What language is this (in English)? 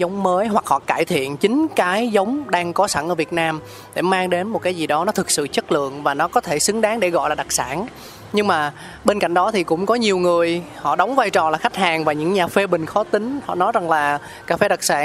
Vietnamese